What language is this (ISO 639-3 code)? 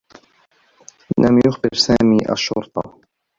ara